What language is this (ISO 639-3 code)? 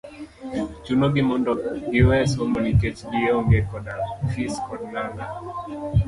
luo